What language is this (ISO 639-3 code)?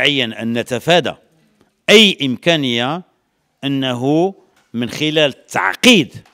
ara